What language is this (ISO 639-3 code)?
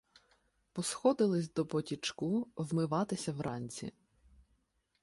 ukr